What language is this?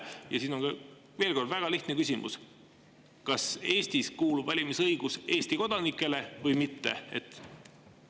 Estonian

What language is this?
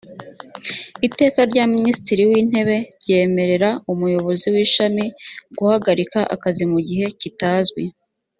Kinyarwanda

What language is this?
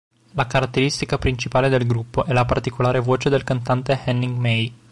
Italian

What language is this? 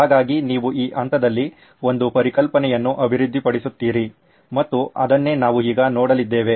Kannada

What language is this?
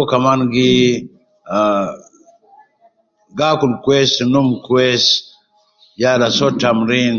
Nubi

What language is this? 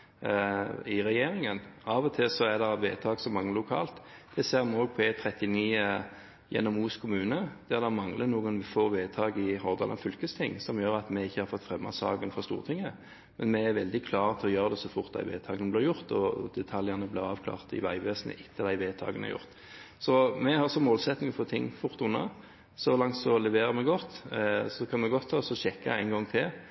Norwegian Bokmål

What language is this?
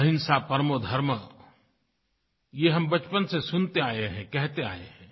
Hindi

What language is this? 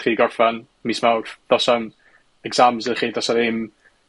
Welsh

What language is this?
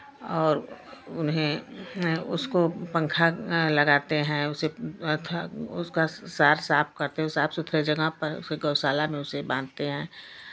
Hindi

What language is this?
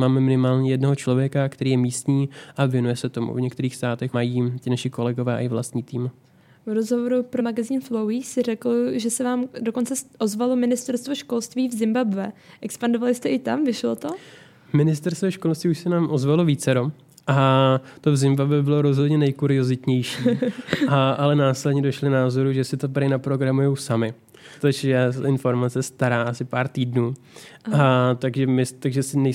Czech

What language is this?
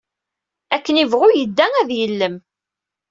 Kabyle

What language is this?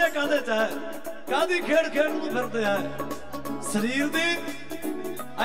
Punjabi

